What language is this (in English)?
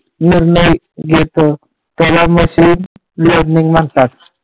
Marathi